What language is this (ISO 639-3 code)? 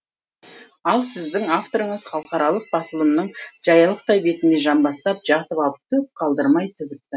kaz